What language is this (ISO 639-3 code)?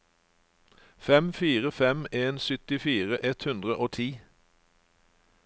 nor